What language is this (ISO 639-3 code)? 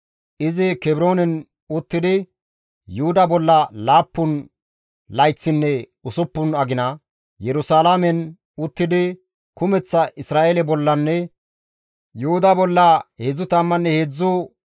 gmv